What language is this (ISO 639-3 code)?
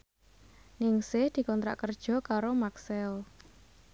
jav